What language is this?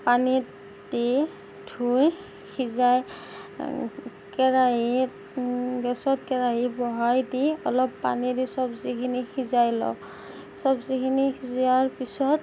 Assamese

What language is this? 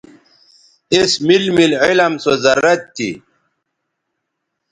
Bateri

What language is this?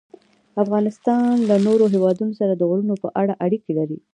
Pashto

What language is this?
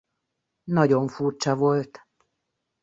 Hungarian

